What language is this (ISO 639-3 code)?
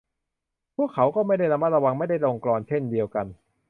tha